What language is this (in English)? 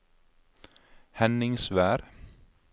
Norwegian